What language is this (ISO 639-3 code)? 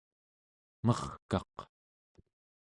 esu